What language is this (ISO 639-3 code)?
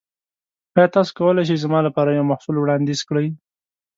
pus